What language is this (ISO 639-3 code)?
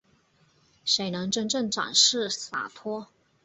zho